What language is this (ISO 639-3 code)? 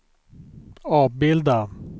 swe